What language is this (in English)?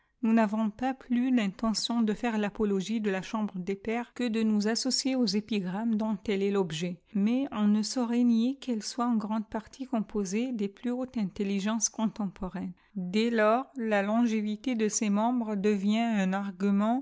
French